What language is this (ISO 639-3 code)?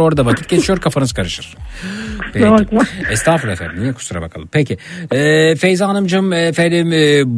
tur